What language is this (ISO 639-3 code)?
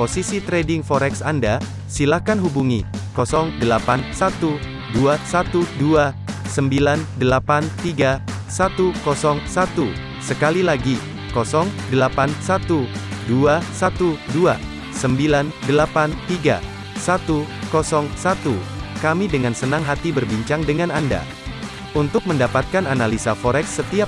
ind